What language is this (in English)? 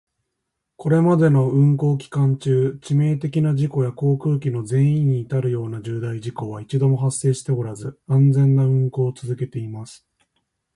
Japanese